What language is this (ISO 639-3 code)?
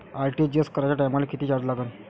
mar